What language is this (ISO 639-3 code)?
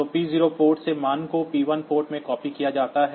hin